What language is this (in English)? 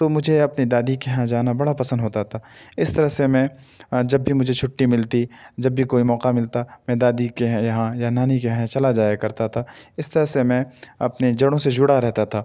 Urdu